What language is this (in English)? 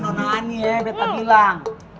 Indonesian